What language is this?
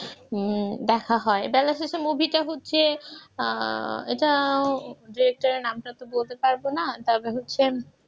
Bangla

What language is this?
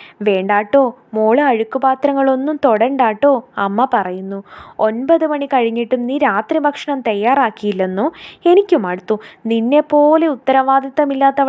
Malayalam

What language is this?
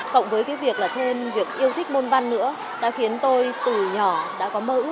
Vietnamese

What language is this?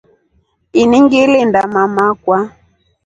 Rombo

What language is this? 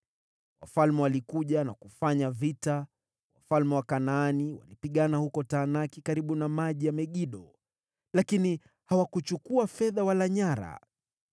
Swahili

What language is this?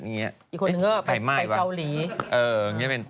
Thai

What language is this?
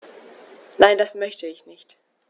German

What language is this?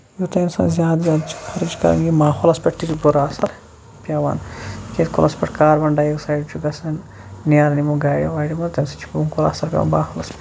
Kashmiri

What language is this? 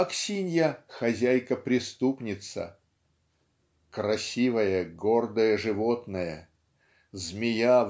Russian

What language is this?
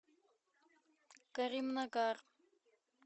Russian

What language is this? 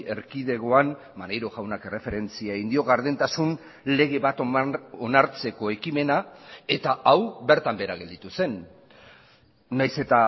Basque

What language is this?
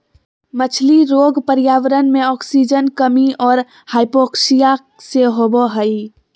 Magahi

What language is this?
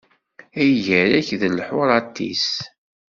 Kabyle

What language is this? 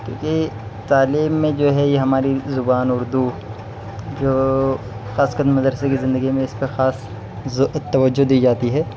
Urdu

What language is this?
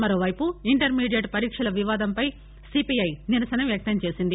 Telugu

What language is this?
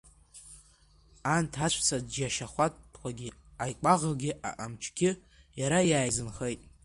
Abkhazian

